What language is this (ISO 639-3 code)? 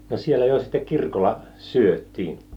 fin